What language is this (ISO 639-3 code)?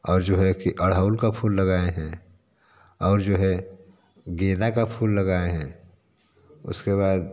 hin